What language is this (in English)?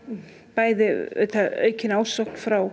Icelandic